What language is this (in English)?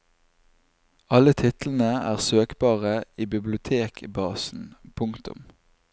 Norwegian